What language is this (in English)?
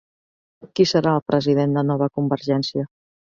Catalan